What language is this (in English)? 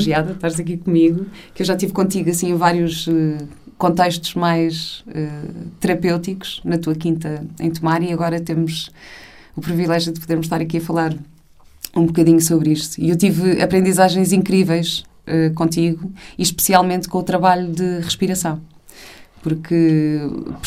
Portuguese